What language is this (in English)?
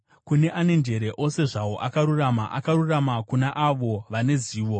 Shona